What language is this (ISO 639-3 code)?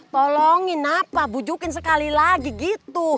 ind